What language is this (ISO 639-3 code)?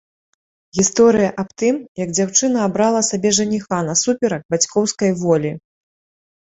bel